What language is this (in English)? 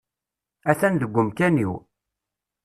Kabyle